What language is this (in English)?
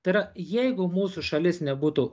Lithuanian